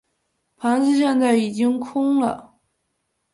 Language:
Chinese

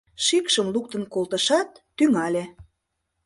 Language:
Mari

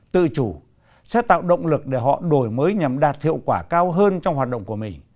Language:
Vietnamese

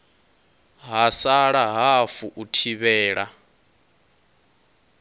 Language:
Venda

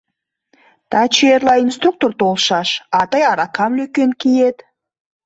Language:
Mari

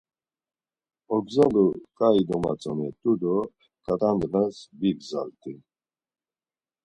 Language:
Laz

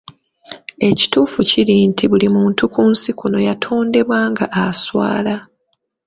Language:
Ganda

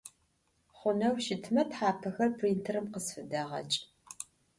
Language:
Adyghe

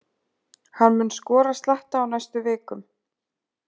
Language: Icelandic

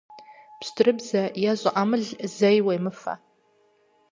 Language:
Kabardian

